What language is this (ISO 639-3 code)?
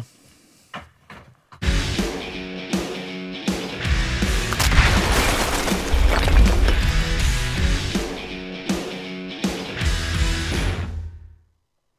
ell